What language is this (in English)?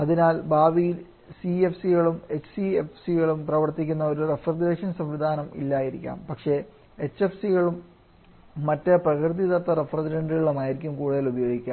Malayalam